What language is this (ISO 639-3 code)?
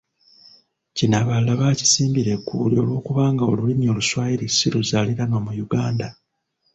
lug